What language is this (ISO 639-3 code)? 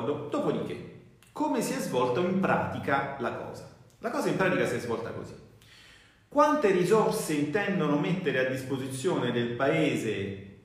ita